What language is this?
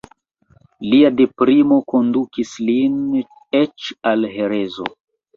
Esperanto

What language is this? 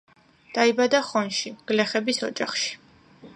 Georgian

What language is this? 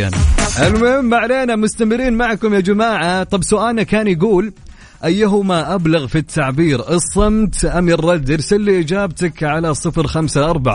Arabic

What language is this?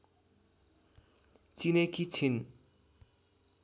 Nepali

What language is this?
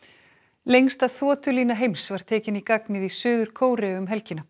Icelandic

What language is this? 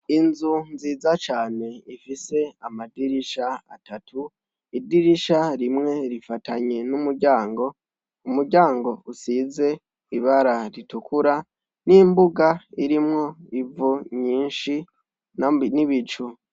Rundi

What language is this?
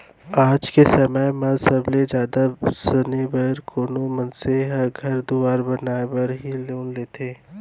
Chhattisgarhi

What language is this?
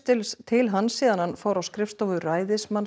Icelandic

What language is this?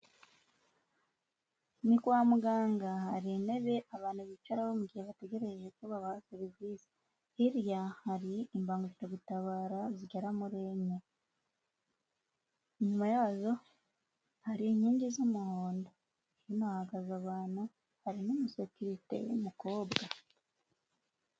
Kinyarwanda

